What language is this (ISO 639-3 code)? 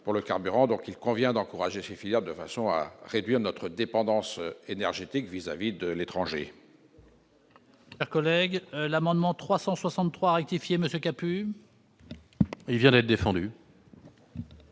fra